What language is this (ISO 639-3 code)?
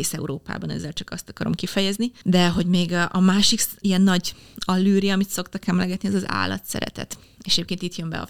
hun